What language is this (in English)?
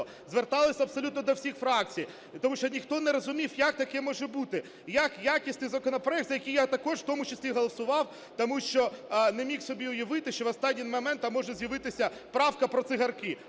Ukrainian